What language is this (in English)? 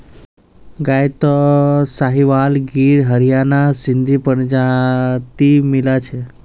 Magahi